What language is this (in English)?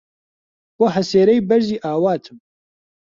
Central Kurdish